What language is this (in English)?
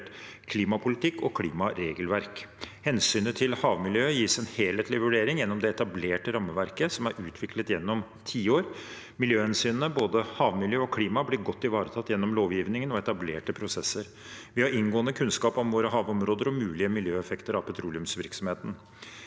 Norwegian